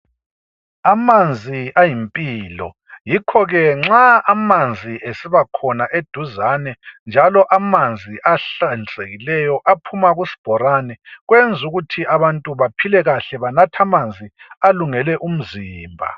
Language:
North Ndebele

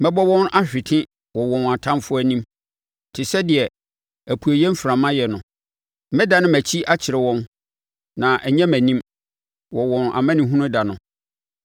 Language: Akan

